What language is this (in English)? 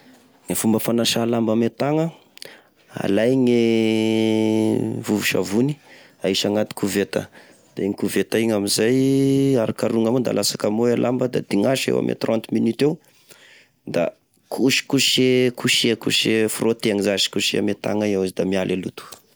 Tesaka Malagasy